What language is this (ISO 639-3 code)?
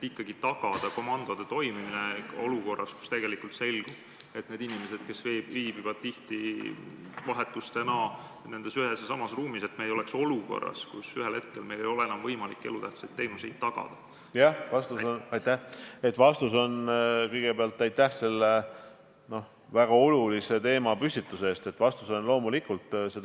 est